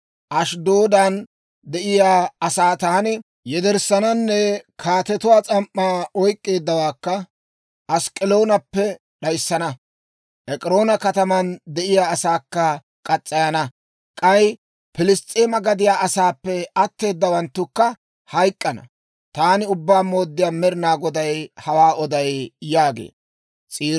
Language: Dawro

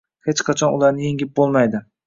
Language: Uzbek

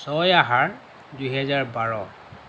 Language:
Assamese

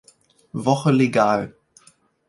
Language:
German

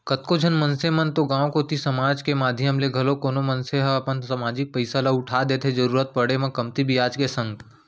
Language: Chhattisgarhi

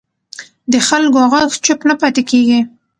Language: Pashto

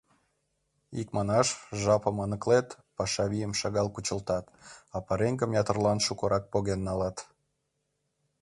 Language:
Mari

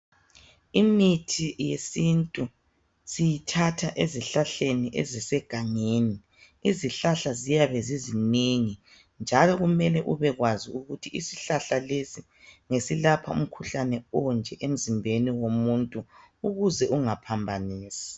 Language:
North Ndebele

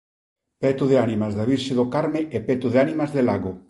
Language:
Galician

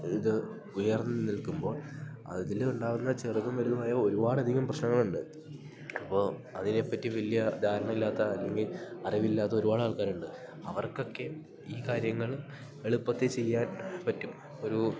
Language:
Malayalam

